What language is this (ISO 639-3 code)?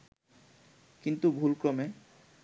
ben